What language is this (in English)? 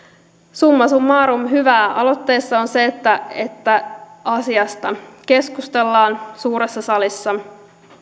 Finnish